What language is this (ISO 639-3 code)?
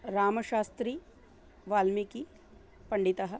san